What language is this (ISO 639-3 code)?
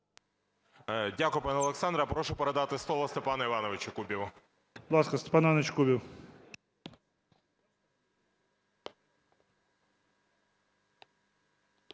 ukr